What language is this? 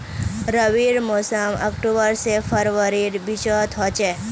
Magahi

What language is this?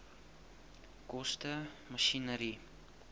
Afrikaans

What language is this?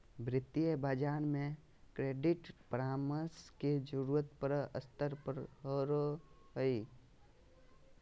Magahi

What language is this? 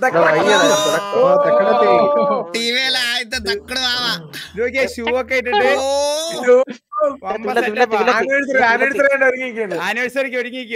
Malayalam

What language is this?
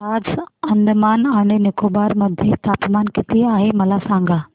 Marathi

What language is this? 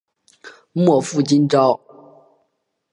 Chinese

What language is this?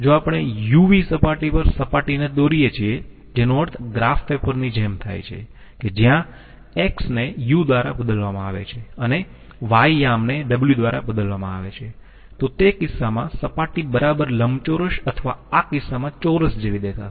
Gujarati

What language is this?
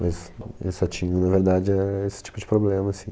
Portuguese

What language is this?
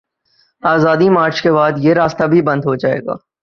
Urdu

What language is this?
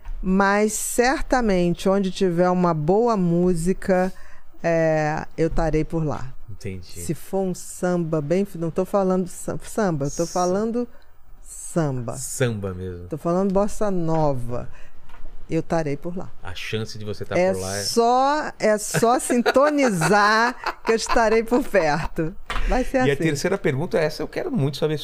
Portuguese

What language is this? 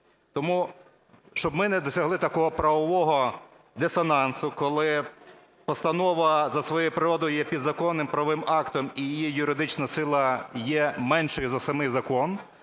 Ukrainian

